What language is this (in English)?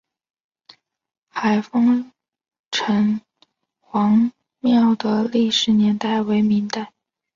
Chinese